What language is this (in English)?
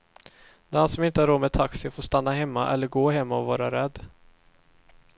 Swedish